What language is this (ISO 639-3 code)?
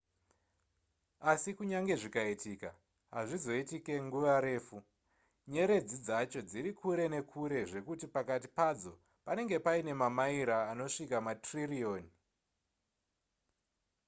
sna